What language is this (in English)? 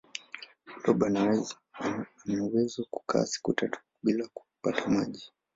Swahili